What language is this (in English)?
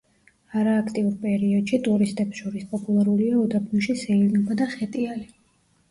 Georgian